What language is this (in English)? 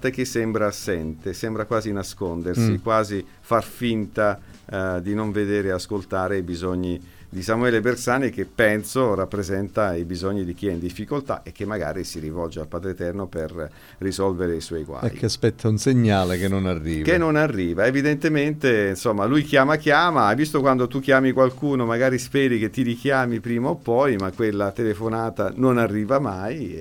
Italian